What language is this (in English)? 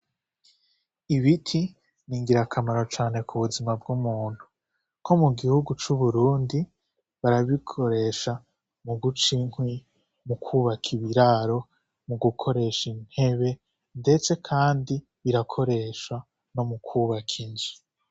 Rundi